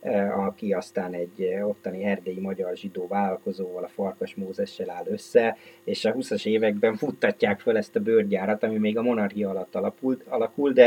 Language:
Hungarian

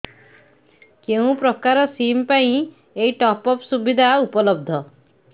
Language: Odia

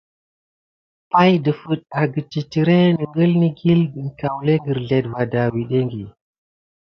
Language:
Gidar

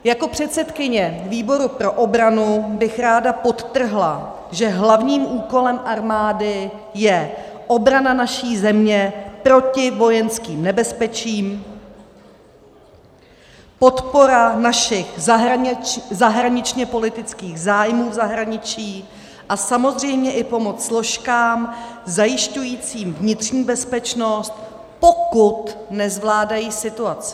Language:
Czech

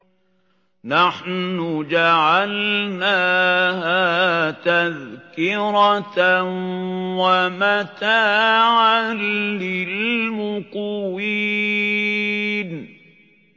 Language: Arabic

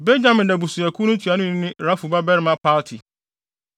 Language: Akan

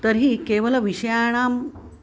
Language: Sanskrit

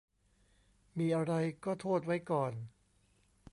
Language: Thai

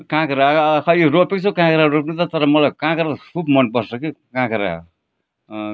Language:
Nepali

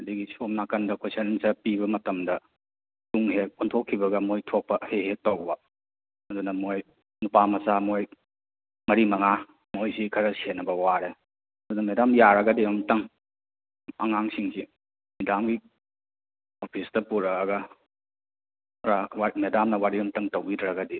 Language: Manipuri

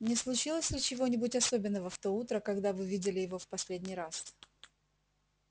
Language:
Russian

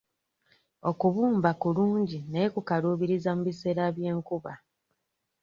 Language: Ganda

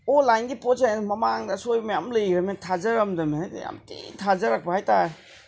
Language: Manipuri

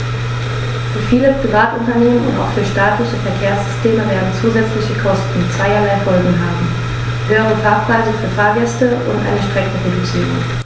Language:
German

